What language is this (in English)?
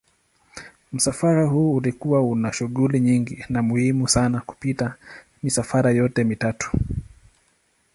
Swahili